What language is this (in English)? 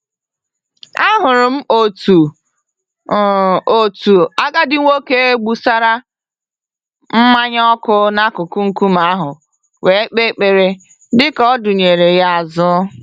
Igbo